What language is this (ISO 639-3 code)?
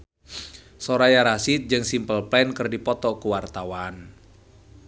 sun